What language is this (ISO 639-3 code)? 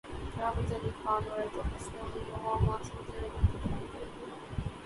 urd